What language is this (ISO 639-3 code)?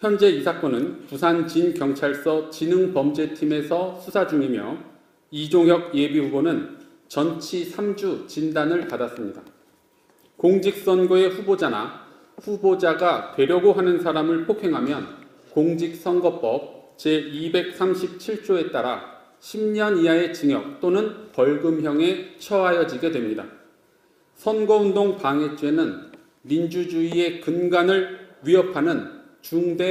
kor